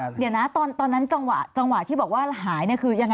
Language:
Thai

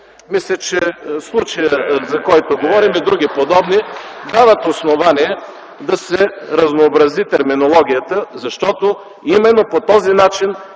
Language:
Bulgarian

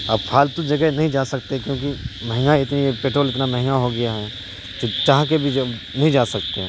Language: Urdu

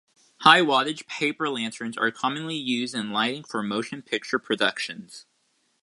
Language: English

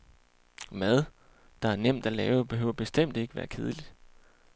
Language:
Danish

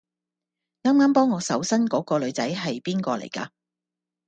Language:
Cantonese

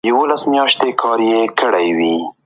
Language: Pashto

